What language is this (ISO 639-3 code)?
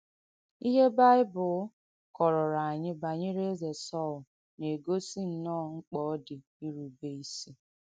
ibo